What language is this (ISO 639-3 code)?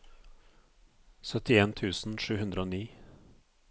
nor